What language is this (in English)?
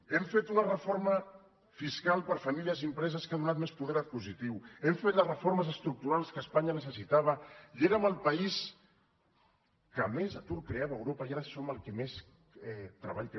Catalan